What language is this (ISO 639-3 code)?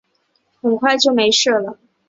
zho